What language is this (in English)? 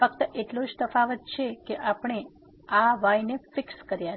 Gujarati